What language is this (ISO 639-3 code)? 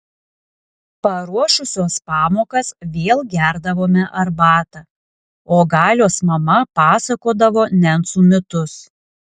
lit